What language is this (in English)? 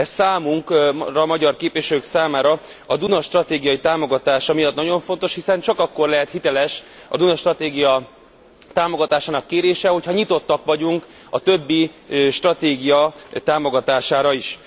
Hungarian